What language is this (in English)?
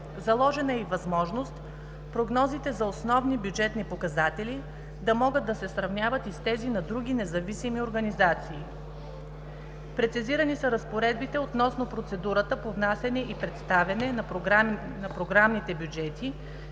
Bulgarian